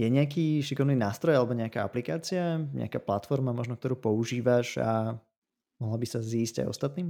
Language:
Slovak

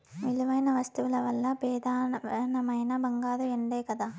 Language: Telugu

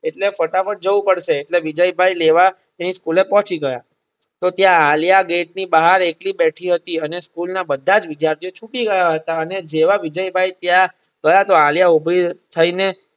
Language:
Gujarati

